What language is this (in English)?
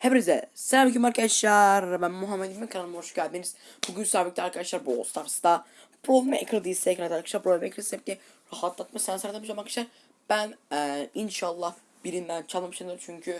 Turkish